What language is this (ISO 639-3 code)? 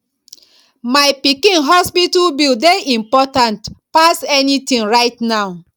pcm